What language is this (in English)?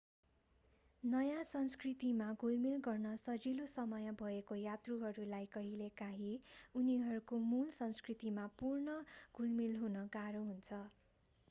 Nepali